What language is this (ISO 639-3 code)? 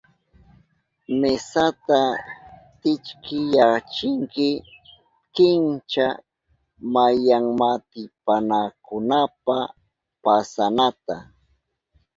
qup